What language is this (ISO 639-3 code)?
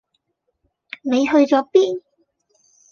yue